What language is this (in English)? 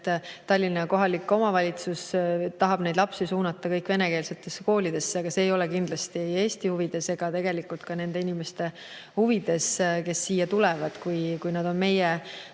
Estonian